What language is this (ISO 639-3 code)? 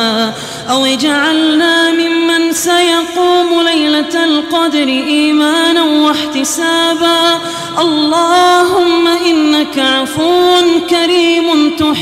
ara